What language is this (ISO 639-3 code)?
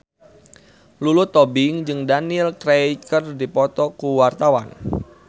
sun